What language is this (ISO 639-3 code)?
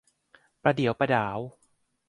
tha